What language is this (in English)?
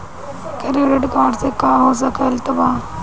Bhojpuri